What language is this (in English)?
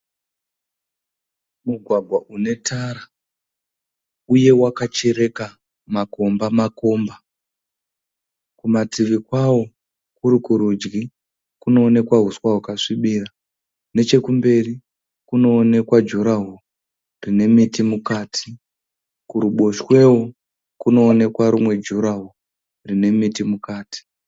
Shona